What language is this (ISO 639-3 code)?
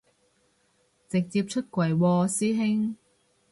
yue